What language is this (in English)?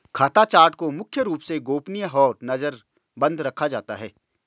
Hindi